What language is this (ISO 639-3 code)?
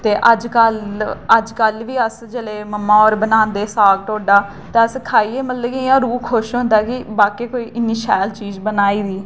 doi